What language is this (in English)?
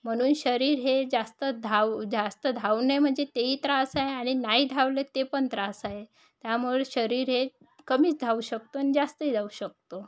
Marathi